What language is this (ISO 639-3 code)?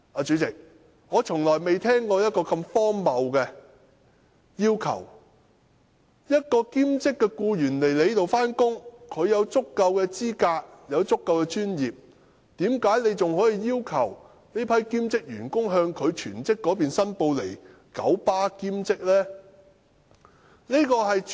yue